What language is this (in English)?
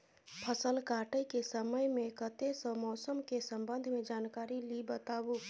Maithili